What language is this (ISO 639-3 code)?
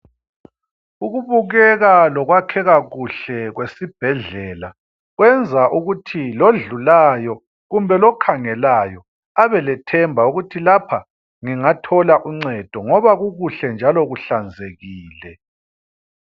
nde